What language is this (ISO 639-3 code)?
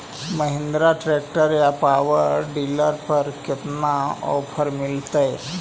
mag